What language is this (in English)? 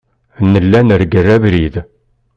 Kabyle